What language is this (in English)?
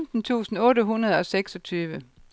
Danish